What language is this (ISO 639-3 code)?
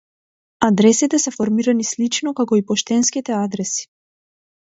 mkd